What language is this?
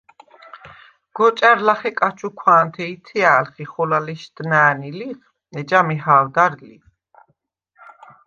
Svan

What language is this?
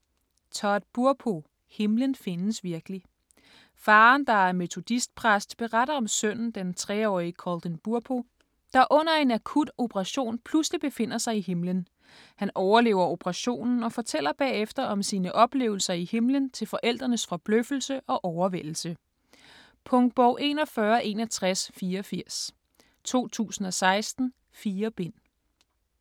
Danish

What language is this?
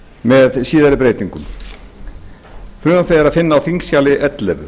Icelandic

